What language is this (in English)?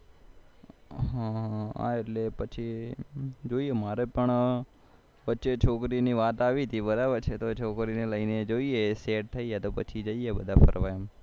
Gujarati